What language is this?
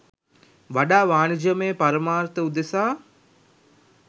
Sinhala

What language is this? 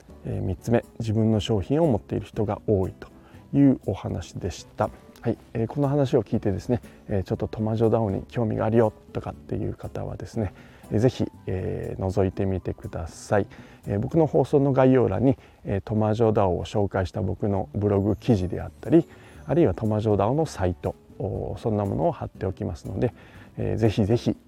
Japanese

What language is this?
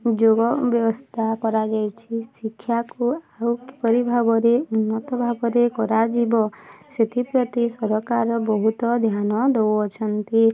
Odia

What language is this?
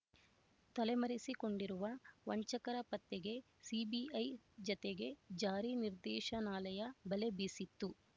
Kannada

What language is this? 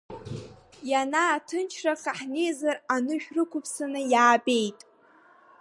Abkhazian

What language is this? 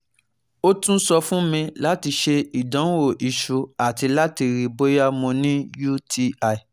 Yoruba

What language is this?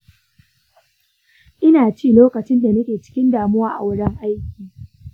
Hausa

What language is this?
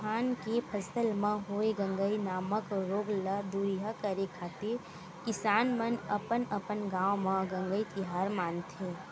Chhattisgarhi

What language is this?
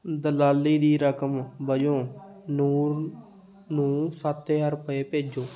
Punjabi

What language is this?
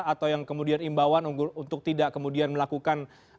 Indonesian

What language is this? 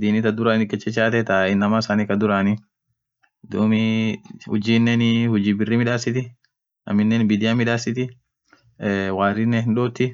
Orma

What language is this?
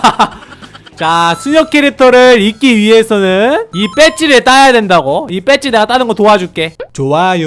Korean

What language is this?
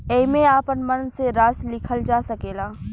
Bhojpuri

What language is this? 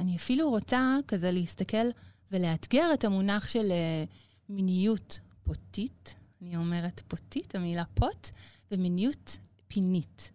Hebrew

